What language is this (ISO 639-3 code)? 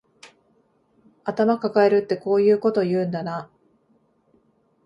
jpn